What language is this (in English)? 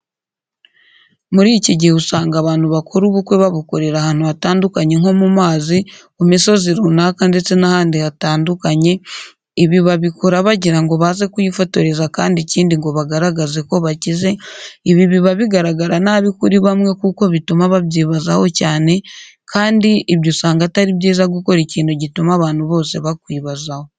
Kinyarwanda